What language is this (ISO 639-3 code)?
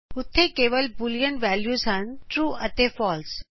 pan